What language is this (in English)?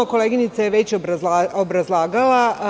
Serbian